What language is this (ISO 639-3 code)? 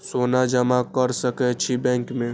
mai